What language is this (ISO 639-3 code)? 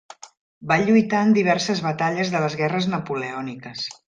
cat